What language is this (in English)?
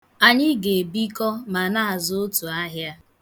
Igbo